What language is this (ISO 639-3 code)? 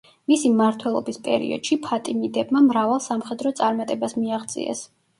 kat